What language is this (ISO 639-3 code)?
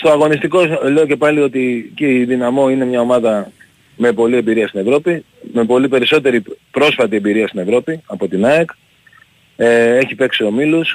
ell